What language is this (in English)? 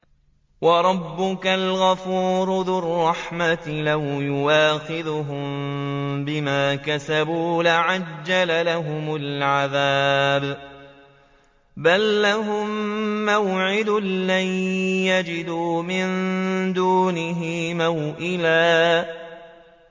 Arabic